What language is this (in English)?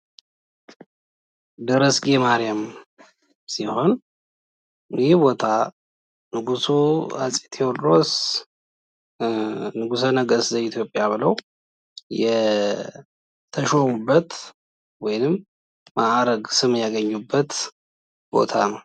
Amharic